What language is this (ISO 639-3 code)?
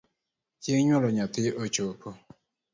luo